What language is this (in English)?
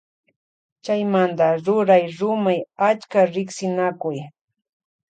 Loja Highland Quichua